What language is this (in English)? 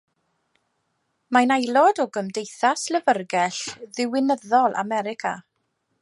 Welsh